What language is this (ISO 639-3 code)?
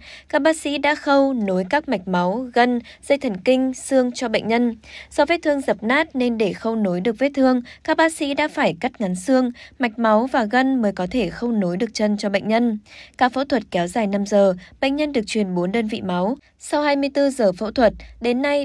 vie